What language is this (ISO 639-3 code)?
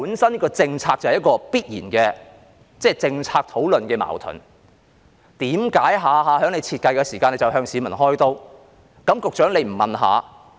yue